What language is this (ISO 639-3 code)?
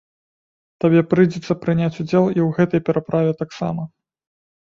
bel